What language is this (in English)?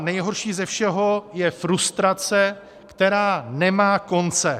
Czech